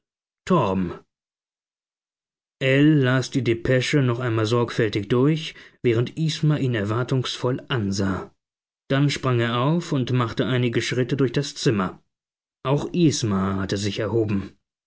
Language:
German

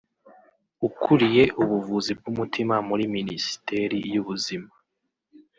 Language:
Kinyarwanda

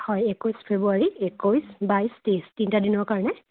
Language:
Assamese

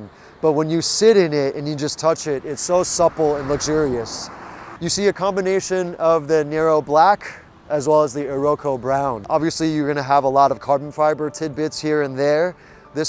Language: English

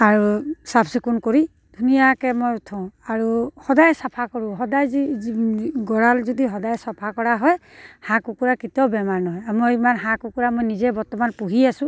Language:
Assamese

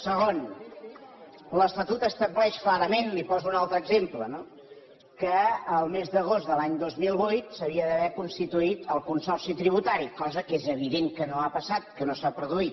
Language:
Catalan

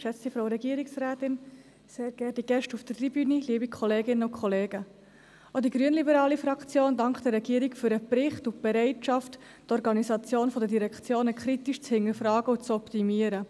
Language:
Swiss German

